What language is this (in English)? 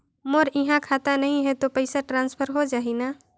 Chhattisgarhi